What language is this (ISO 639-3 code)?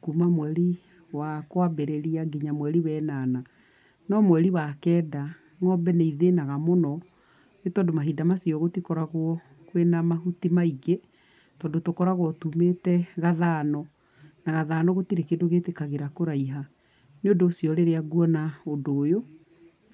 kik